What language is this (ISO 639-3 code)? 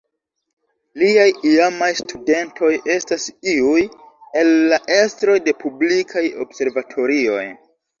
epo